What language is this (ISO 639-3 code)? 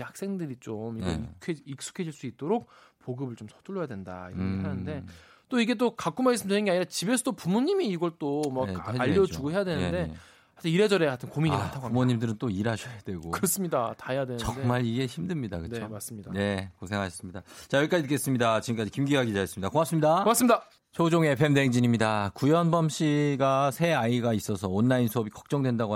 kor